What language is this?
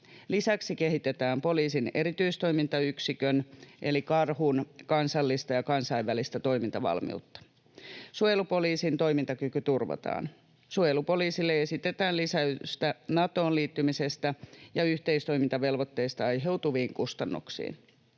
Finnish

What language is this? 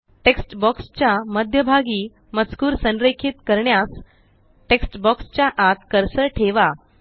Marathi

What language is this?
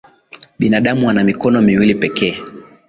Swahili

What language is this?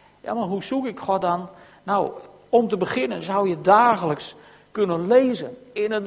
Dutch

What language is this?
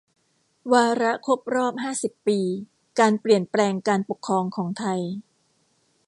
Thai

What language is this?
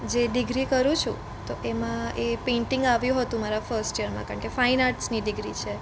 Gujarati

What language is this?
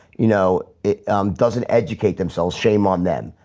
English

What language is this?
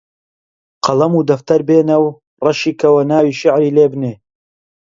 Central Kurdish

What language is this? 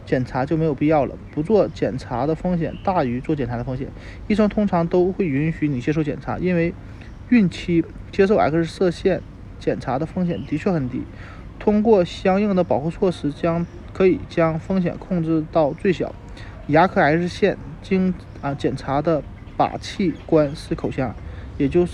Chinese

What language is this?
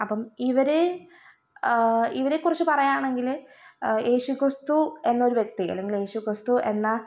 Malayalam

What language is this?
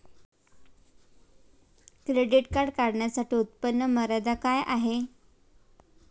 Marathi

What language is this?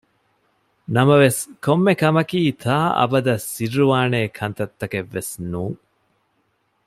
Divehi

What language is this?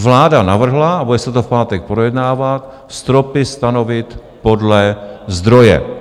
Czech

